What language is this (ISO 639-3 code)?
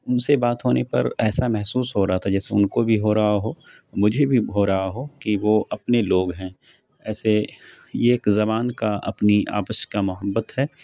urd